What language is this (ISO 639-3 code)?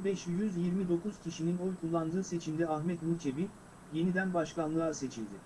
tur